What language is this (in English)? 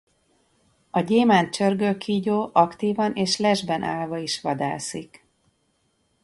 Hungarian